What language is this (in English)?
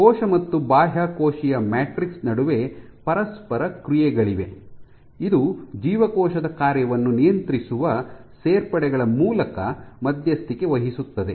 Kannada